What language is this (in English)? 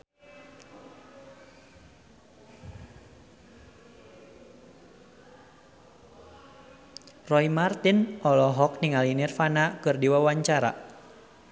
Sundanese